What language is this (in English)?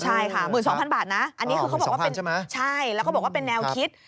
Thai